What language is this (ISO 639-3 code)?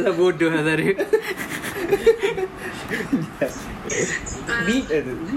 msa